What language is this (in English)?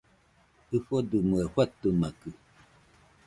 Nüpode Huitoto